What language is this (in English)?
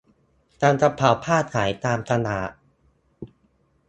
Thai